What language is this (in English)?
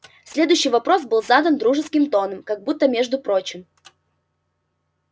Russian